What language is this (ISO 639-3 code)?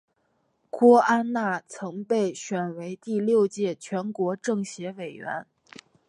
zho